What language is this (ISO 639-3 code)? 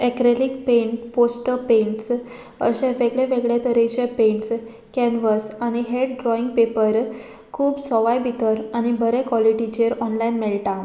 kok